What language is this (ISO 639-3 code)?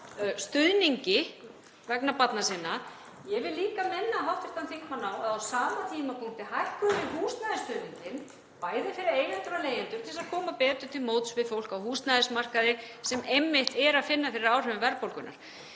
isl